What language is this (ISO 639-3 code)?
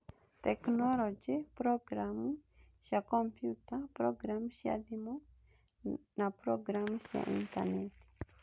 kik